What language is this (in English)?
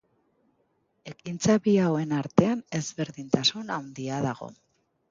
Basque